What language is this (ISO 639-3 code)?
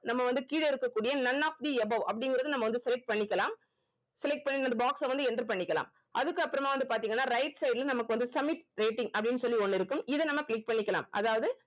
tam